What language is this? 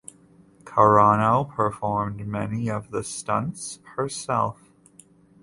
English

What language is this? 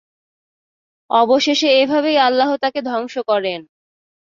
Bangla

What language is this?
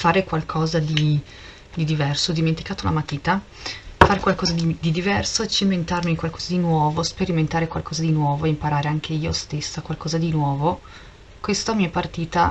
Italian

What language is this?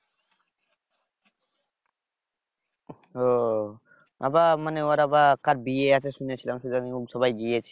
Bangla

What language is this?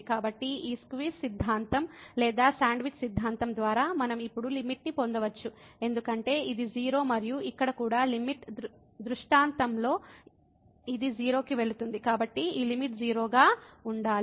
Telugu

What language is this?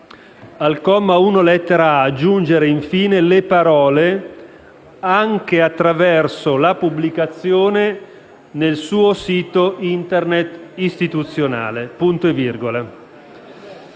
Italian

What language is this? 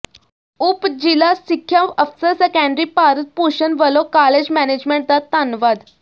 Punjabi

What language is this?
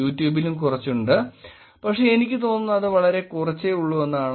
Malayalam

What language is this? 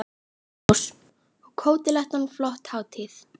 Icelandic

